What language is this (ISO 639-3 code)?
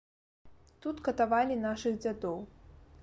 bel